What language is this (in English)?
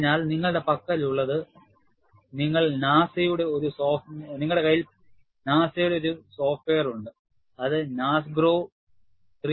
Malayalam